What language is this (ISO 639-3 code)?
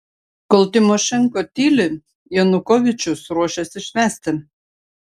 lit